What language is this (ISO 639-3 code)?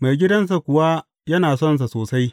hau